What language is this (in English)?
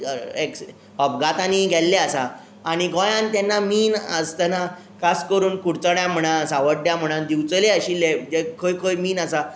Konkani